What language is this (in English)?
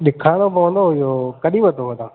Sindhi